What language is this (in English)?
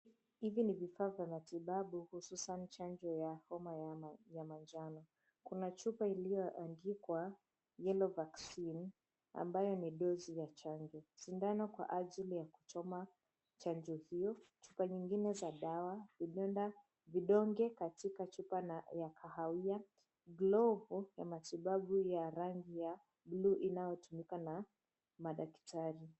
Swahili